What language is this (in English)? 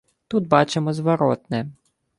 Ukrainian